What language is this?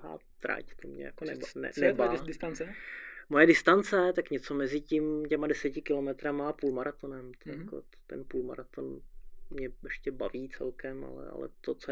Czech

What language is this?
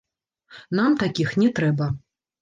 Belarusian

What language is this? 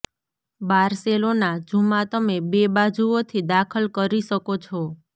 Gujarati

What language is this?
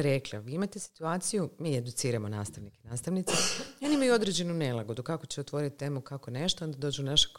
Croatian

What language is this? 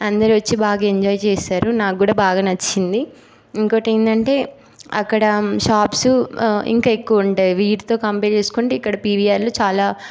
Telugu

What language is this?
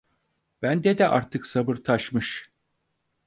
Turkish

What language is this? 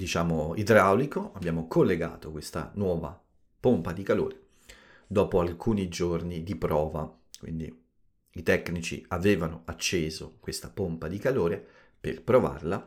Italian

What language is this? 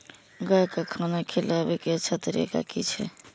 Maithili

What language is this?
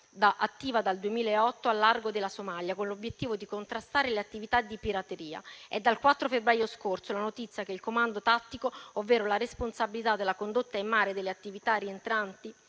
Italian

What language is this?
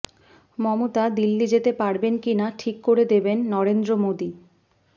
Bangla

